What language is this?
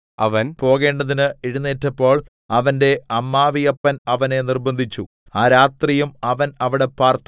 Malayalam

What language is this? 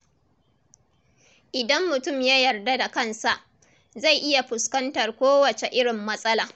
Hausa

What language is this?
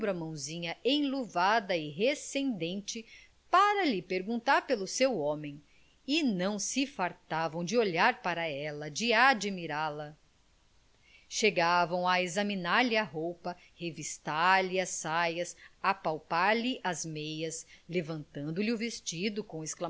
Portuguese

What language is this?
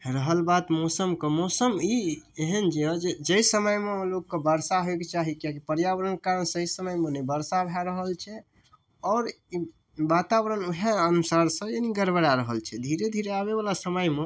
Maithili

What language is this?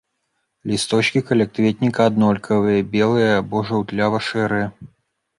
Belarusian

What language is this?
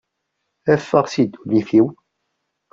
Kabyle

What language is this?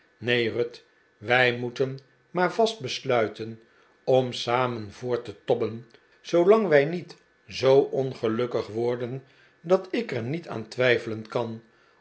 Dutch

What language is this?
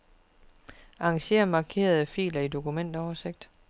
Danish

